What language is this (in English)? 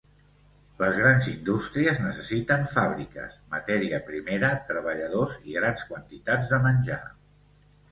Catalan